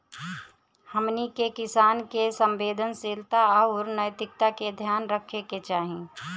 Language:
Bhojpuri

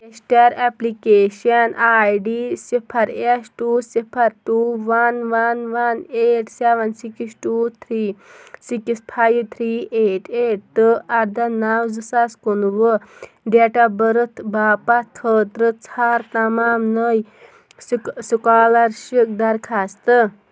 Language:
Kashmiri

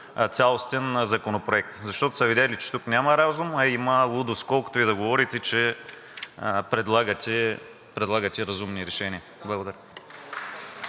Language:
Bulgarian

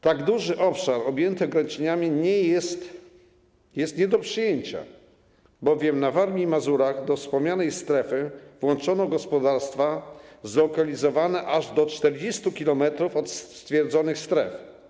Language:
Polish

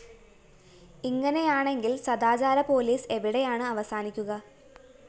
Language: Malayalam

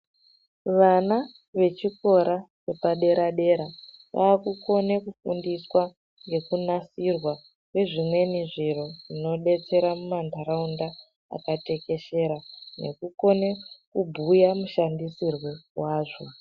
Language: Ndau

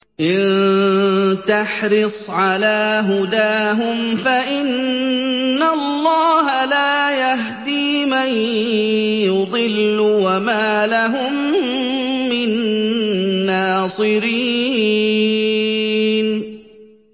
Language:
Arabic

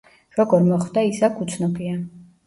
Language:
Georgian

